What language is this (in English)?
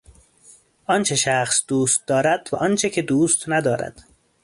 Persian